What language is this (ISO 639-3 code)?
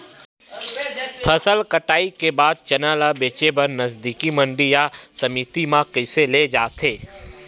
hne